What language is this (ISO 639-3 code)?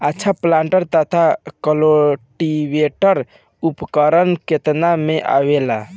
bho